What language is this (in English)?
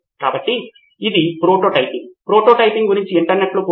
Telugu